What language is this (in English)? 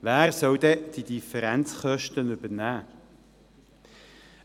Swiss German